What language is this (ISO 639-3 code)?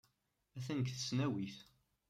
kab